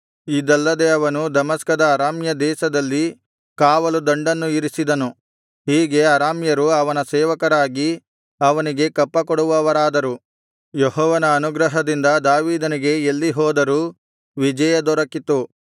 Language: Kannada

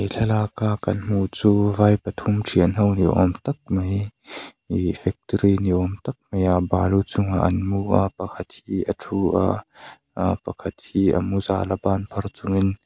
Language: Mizo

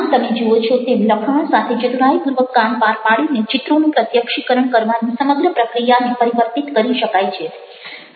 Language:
Gujarati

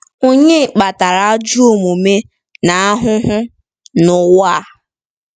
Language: Igbo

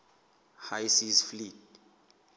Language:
Southern Sotho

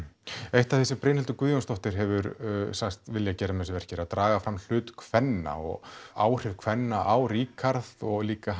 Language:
Icelandic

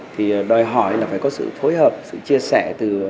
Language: Vietnamese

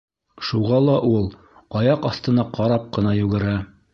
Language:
Bashkir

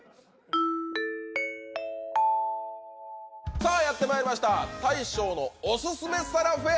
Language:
Japanese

